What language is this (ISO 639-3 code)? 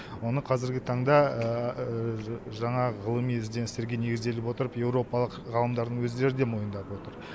kaz